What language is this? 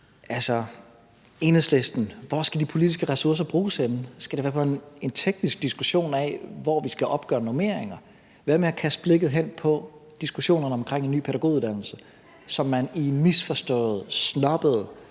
Danish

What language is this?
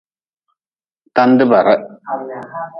Nawdm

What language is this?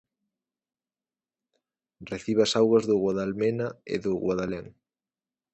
Galician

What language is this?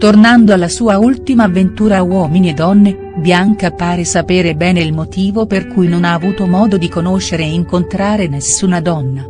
Italian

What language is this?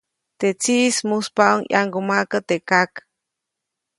Copainalá Zoque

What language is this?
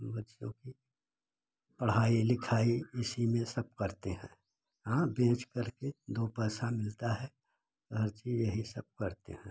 Hindi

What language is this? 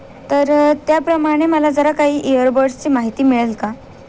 Marathi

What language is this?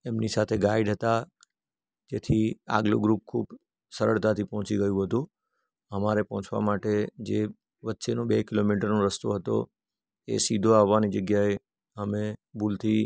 Gujarati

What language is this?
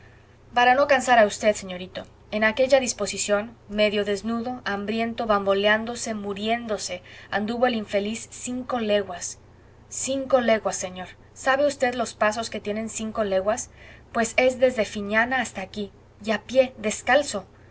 Spanish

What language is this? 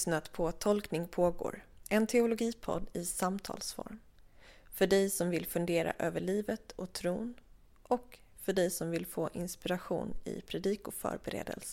Swedish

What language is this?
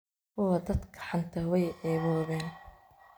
Somali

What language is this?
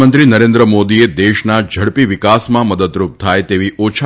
Gujarati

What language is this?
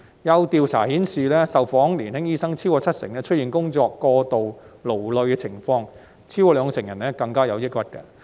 Cantonese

